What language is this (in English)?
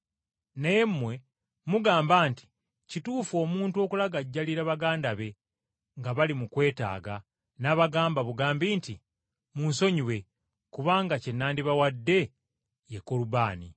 Ganda